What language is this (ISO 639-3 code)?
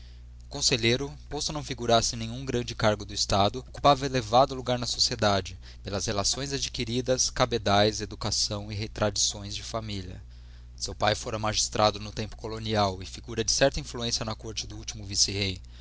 por